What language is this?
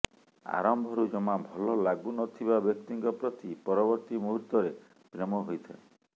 Odia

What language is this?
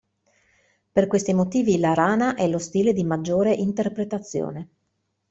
Italian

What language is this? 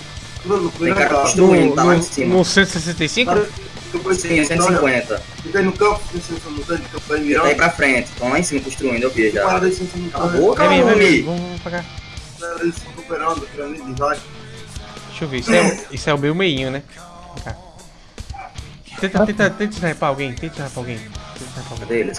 Portuguese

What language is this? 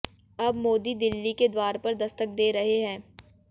Hindi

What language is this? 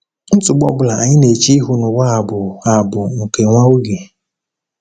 Igbo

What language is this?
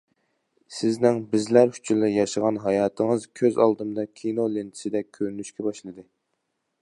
Uyghur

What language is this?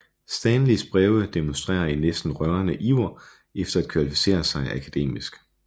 Danish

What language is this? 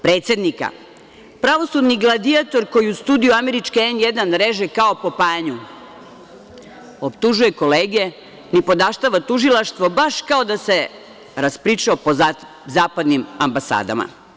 Serbian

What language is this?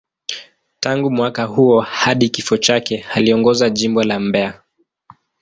Swahili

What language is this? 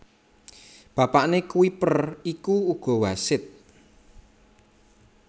Javanese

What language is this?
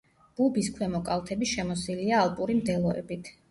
Georgian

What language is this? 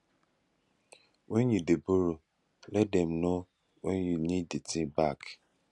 Nigerian Pidgin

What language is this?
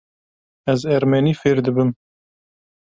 Kurdish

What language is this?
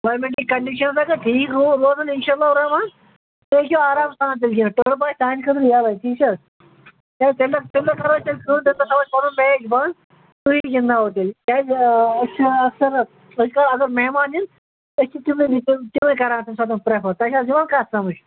Kashmiri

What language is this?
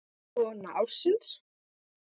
Icelandic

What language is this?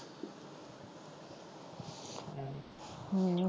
Punjabi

